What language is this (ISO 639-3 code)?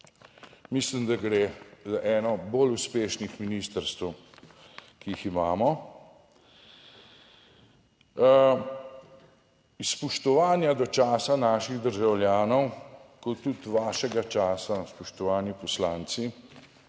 slv